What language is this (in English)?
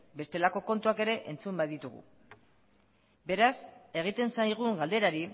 Basque